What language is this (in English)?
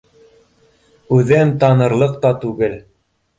Bashkir